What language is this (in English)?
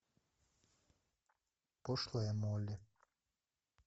Russian